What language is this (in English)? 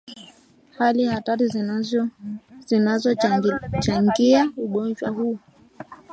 Swahili